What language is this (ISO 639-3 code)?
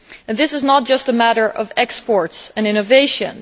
eng